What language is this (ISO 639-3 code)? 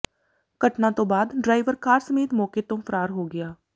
pan